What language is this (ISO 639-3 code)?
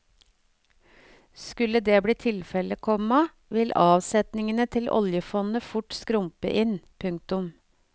nor